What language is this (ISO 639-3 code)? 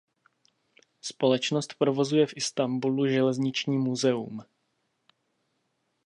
ces